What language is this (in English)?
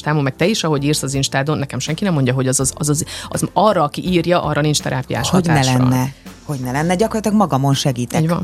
Hungarian